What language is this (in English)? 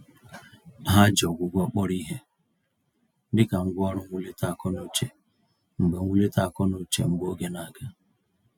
Igbo